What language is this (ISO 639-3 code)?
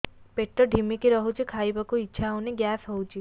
ori